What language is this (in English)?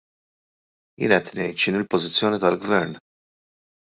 Maltese